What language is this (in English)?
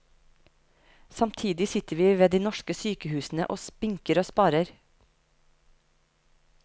Norwegian